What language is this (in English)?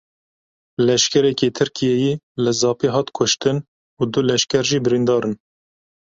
Kurdish